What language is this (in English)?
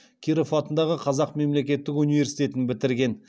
Kazakh